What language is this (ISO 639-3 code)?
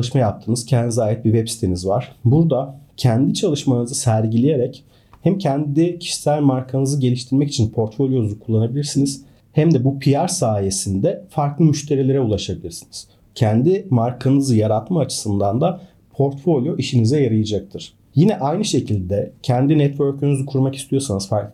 tur